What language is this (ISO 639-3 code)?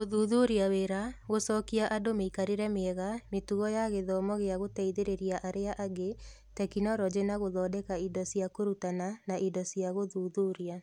kik